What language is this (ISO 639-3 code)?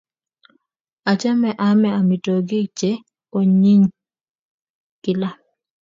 kln